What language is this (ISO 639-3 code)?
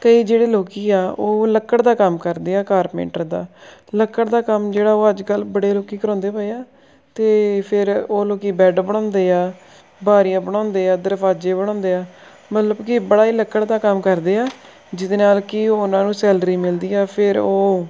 pan